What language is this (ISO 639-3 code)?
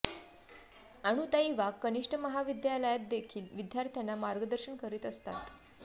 mar